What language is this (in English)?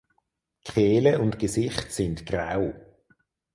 German